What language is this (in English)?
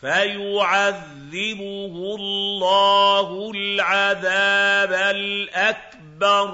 Arabic